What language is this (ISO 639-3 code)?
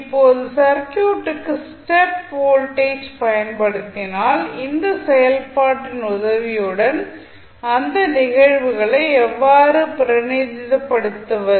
tam